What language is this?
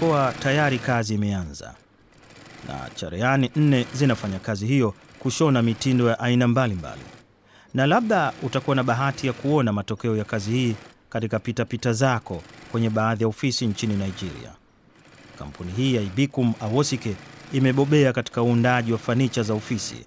Swahili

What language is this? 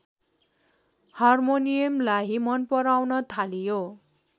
Nepali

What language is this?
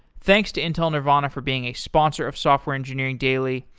English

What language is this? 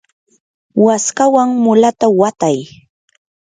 Yanahuanca Pasco Quechua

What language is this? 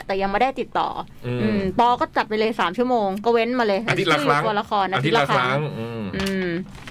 Thai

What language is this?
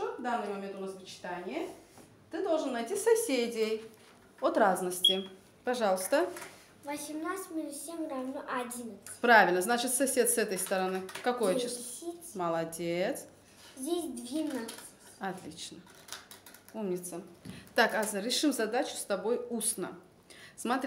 Russian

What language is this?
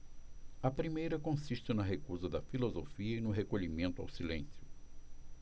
Portuguese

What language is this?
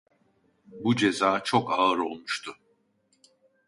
Turkish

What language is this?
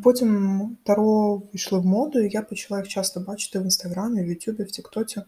Ukrainian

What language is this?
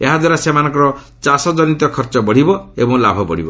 Odia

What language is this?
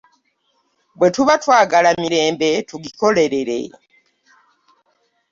Ganda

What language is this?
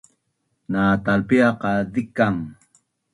Bunun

